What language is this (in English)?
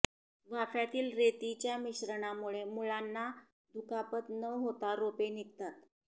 Marathi